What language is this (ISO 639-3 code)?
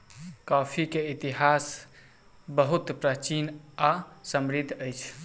mai